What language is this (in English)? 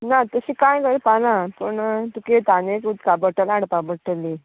Konkani